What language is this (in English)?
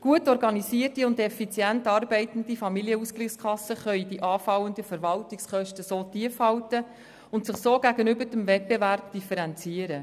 Swiss German